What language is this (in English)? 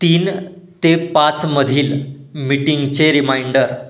Marathi